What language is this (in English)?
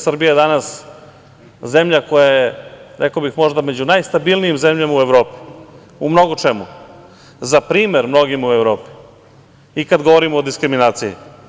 Serbian